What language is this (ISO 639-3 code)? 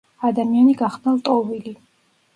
kat